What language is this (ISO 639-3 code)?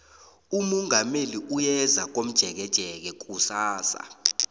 nbl